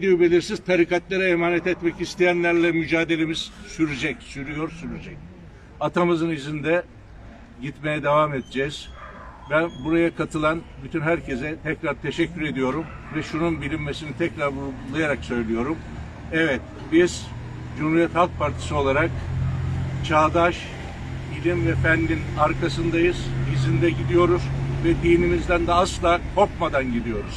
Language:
Turkish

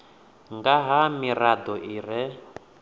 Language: Venda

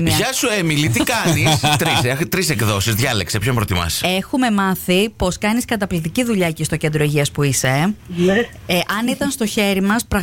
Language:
Greek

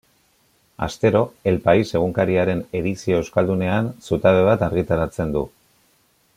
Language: Basque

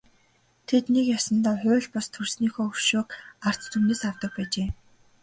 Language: Mongolian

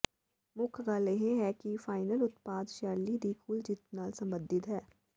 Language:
Punjabi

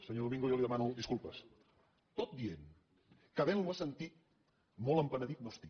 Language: Catalan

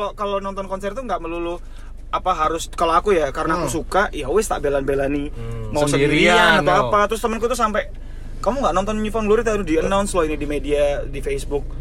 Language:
Indonesian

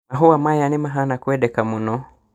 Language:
Kikuyu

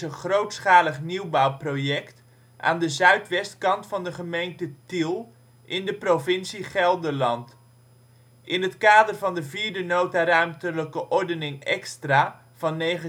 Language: Dutch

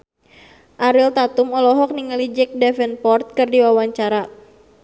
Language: Sundanese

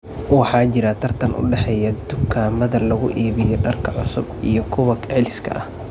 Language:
Somali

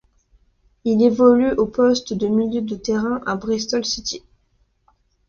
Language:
French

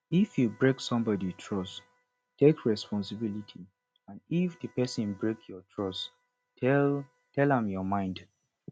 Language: Nigerian Pidgin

